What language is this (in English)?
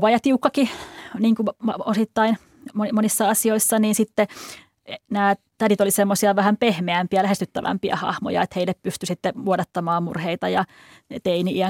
Finnish